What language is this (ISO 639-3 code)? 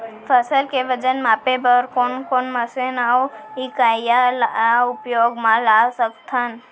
hne